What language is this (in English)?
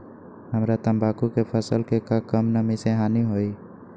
Magahi